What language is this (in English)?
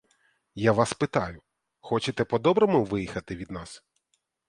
Ukrainian